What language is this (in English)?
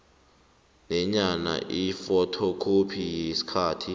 South Ndebele